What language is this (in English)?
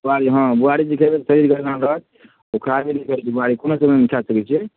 Maithili